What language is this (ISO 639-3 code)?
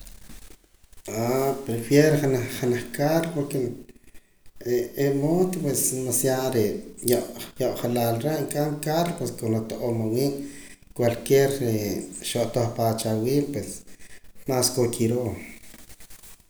poc